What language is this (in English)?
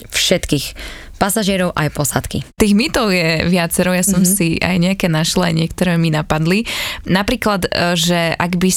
Slovak